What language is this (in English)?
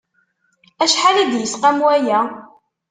Kabyle